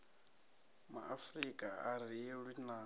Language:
Venda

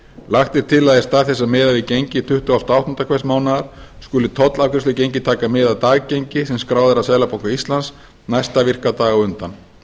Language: Icelandic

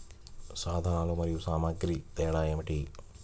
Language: Telugu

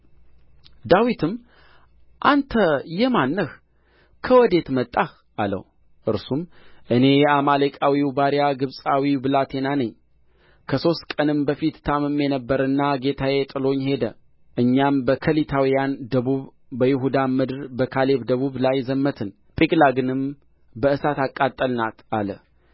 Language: Amharic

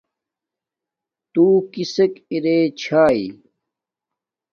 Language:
Domaaki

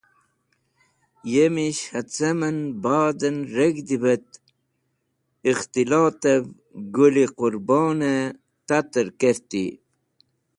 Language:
Wakhi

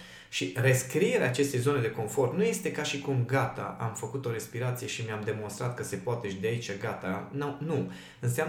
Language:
Romanian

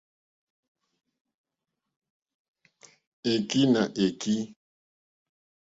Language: Mokpwe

